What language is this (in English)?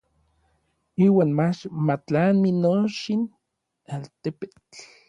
Orizaba Nahuatl